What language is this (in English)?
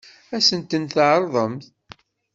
Kabyle